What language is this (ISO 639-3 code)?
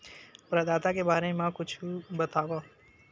hne